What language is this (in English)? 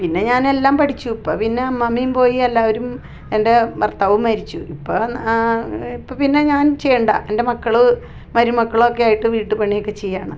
Malayalam